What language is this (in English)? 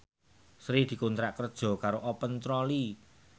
Javanese